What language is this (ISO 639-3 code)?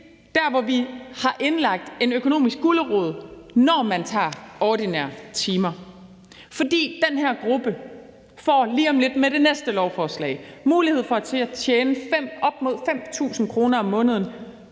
dan